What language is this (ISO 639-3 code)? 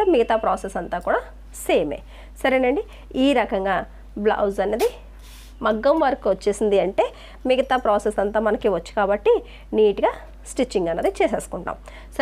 tel